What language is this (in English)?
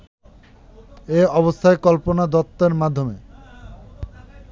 Bangla